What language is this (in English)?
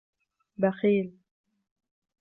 Arabic